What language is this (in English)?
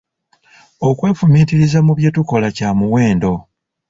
Ganda